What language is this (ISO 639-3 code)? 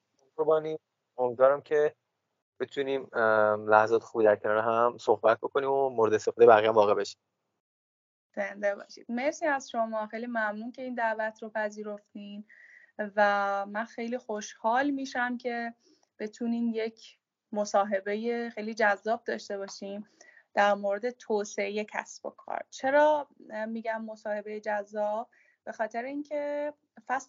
fas